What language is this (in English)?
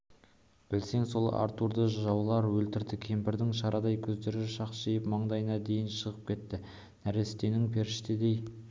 Kazakh